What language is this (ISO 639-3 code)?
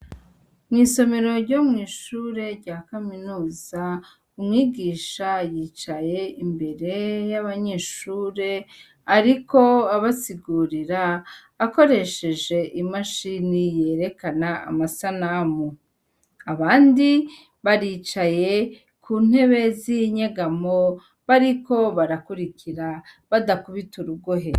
run